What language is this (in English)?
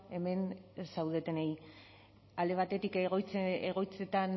Basque